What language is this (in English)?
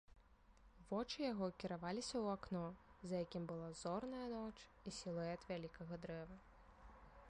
Belarusian